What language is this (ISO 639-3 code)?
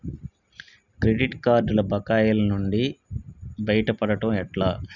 tel